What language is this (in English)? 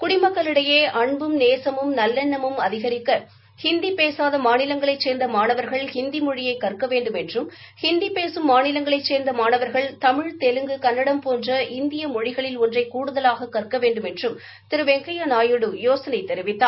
Tamil